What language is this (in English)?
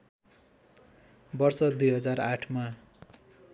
Nepali